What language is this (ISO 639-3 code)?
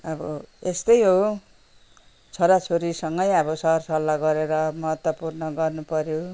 nep